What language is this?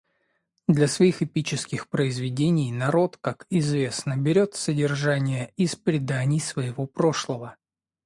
Russian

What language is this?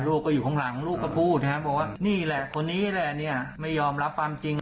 Thai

